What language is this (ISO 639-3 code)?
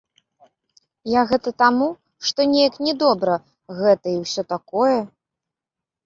bel